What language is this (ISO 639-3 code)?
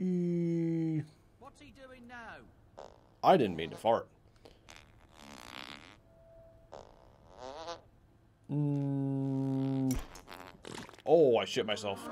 eng